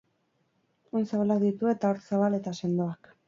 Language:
Basque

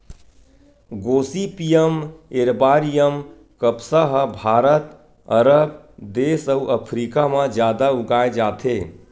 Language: Chhattisgarhi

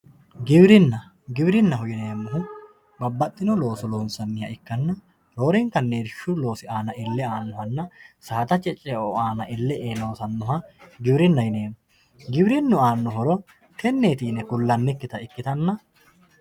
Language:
Sidamo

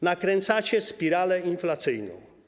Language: Polish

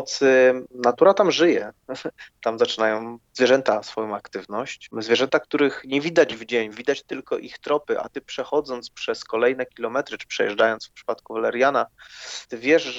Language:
Polish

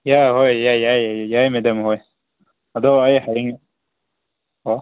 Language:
Manipuri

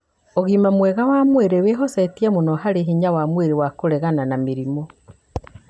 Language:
Kikuyu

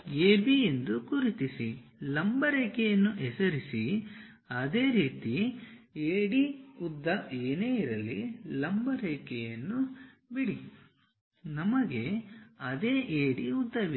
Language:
Kannada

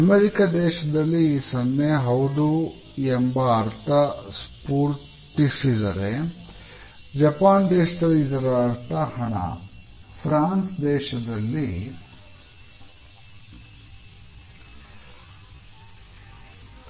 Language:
Kannada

